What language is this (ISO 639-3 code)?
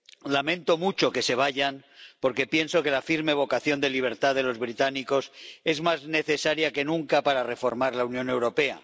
spa